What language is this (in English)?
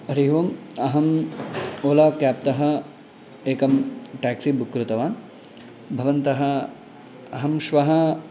Sanskrit